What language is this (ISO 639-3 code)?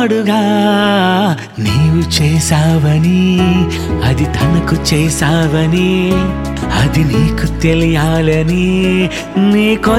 tel